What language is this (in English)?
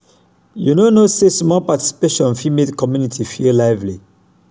Nigerian Pidgin